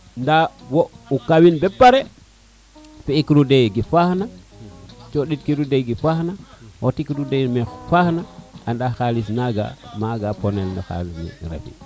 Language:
Serer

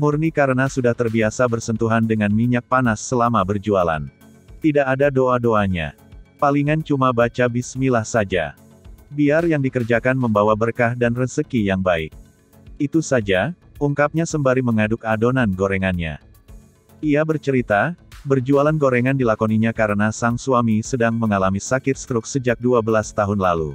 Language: Indonesian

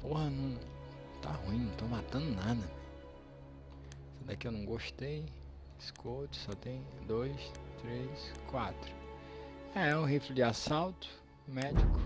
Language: Portuguese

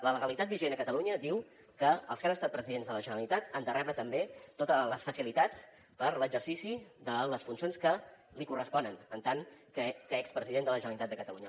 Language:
Catalan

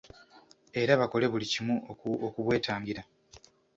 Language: Ganda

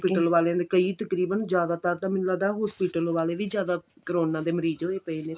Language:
Punjabi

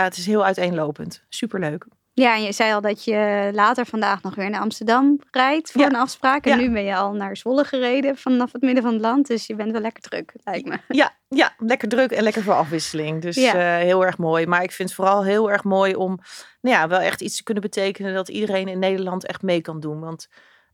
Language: Dutch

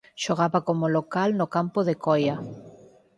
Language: Galician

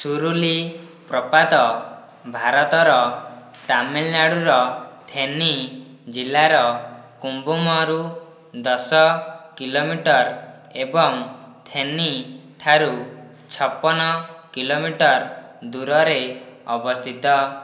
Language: Odia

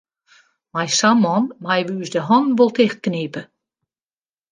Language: Western Frisian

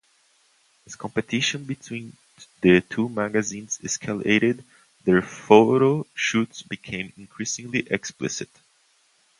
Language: English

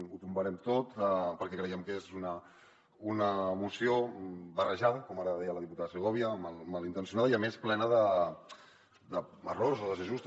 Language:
Catalan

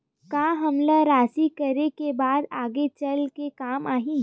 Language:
Chhattisgarhi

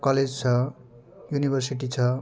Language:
Nepali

